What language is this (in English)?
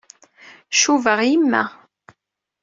Kabyle